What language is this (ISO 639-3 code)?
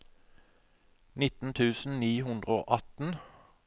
nor